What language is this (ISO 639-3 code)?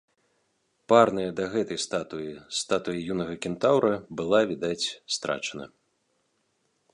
bel